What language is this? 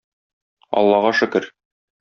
Tatar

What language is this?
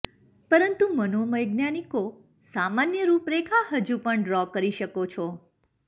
Gujarati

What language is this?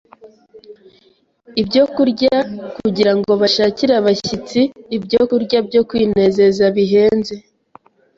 Kinyarwanda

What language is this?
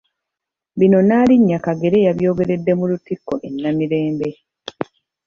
Ganda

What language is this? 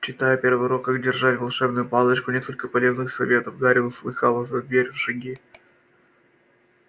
Russian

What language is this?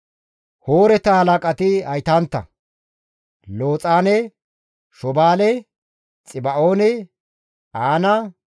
Gamo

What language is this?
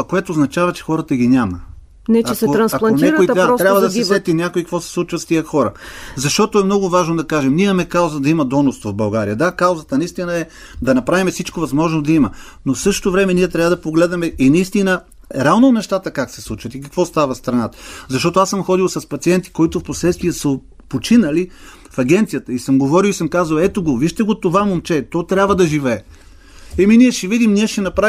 Bulgarian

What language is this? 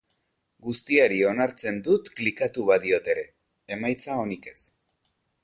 Basque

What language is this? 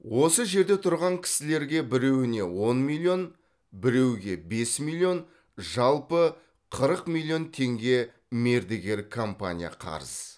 Kazakh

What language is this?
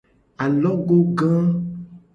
Gen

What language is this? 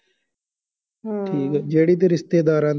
Punjabi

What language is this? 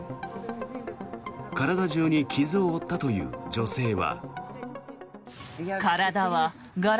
Japanese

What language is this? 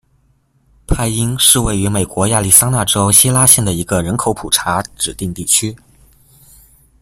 Chinese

